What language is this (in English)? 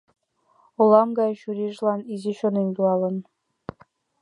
Mari